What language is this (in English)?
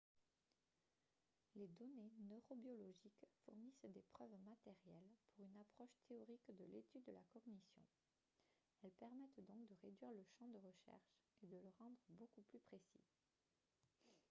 French